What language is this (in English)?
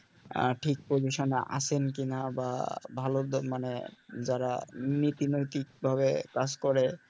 Bangla